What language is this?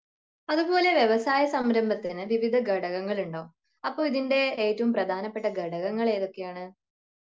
Malayalam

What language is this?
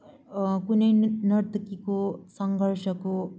Nepali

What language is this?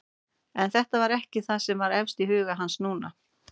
Icelandic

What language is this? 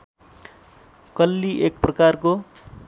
Nepali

